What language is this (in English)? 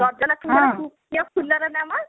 Odia